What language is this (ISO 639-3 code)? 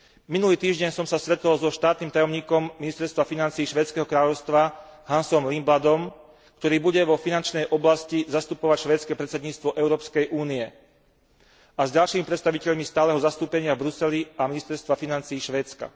slk